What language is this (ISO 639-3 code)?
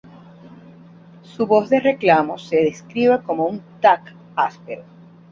spa